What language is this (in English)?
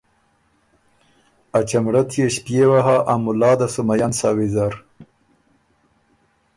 Ormuri